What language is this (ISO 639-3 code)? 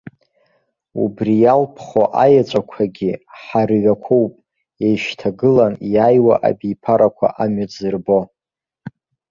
abk